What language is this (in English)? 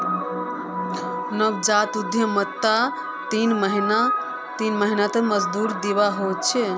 Magahi